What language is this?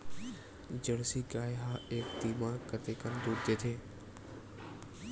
Chhattisgarhi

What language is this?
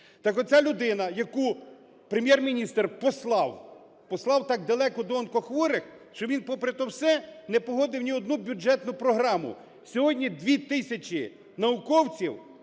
Ukrainian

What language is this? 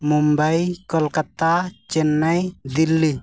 Santali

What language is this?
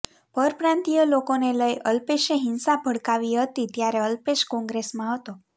Gujarati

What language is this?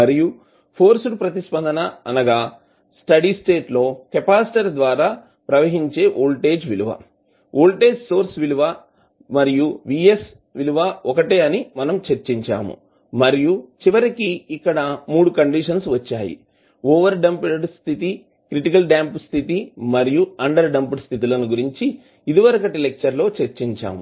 Telugu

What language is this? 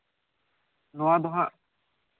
Santali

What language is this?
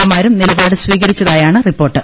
Malayalam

